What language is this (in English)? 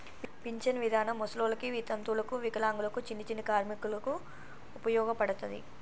Telugu